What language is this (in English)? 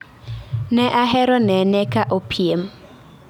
Luo (Kenya and Tanzania)